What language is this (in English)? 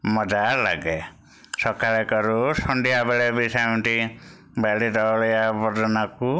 Odia